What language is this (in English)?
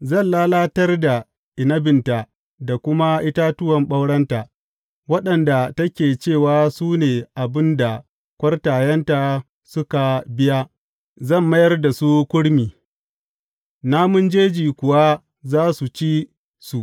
Hausa